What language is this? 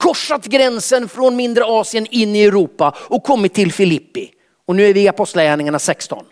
Swedish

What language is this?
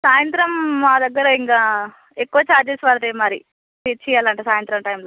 Telugu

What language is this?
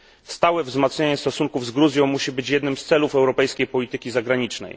Polish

